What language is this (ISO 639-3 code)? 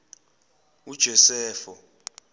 zul